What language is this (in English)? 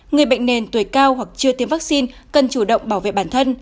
Vietnamese